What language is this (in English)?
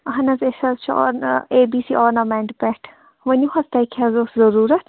Kashmiri